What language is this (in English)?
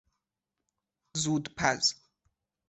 Persian